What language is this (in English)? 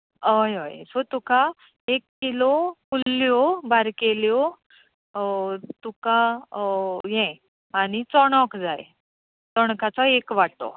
Konkani